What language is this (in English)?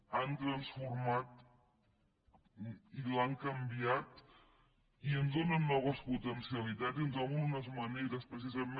Catalan